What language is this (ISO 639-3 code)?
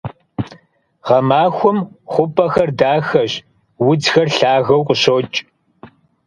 kbd